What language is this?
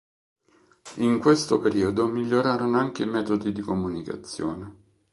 Italian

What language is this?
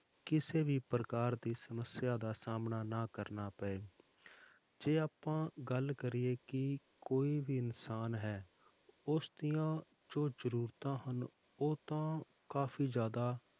Punjabi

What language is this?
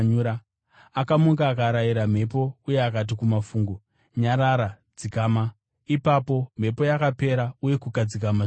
Shona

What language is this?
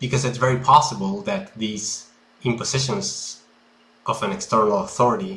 English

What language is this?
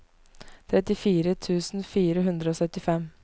Norwegian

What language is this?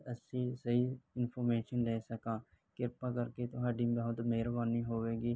Punjabi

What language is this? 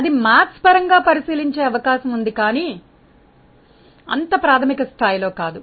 Telugu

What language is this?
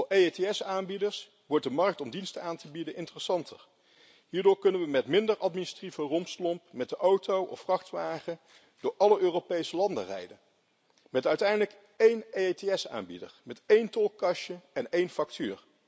Dutch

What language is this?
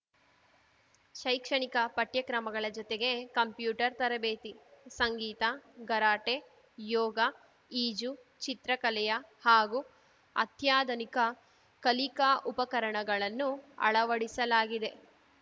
Kannada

